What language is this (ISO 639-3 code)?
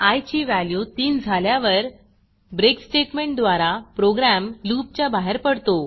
mar